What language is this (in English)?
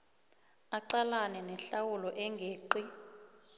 South Ndebele